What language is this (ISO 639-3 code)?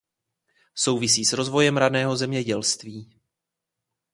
ces